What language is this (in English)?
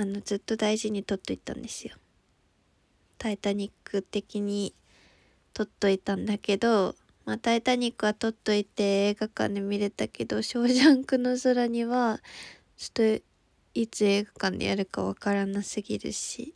Japanese